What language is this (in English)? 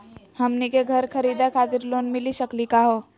Magahi